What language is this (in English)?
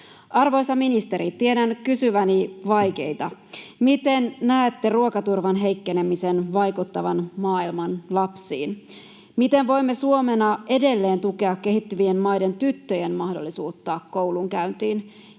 Finnish